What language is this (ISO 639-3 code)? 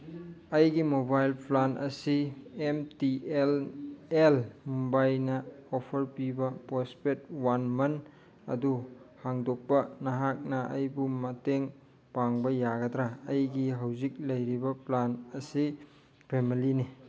mni